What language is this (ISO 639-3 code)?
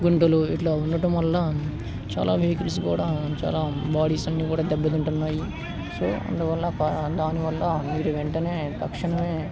tel